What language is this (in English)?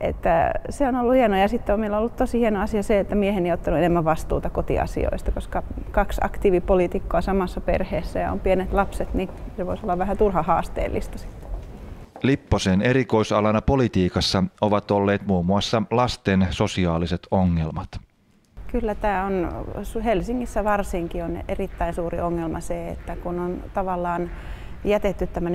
Finnish